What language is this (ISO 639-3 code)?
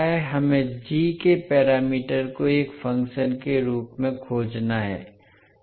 hin